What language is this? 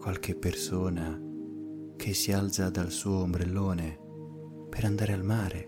Italian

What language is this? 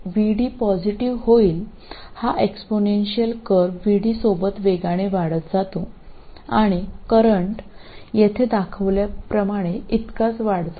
Malayalam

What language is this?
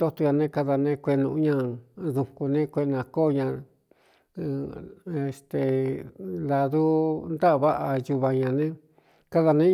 Cuyamecalco Mixtec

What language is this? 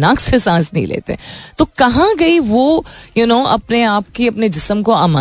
Hindi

